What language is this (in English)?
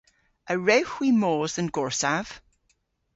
Cornish